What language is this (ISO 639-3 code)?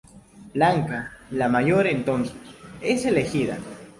spa